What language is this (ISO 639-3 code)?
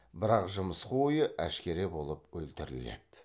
kaz